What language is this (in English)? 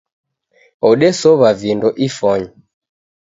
Taita